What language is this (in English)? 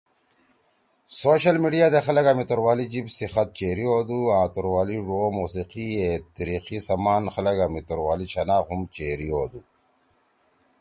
Torwali